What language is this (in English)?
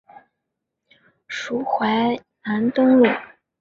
Chinese